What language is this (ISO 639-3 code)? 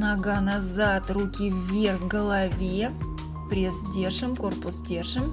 rus